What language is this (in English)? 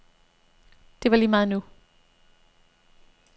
Danish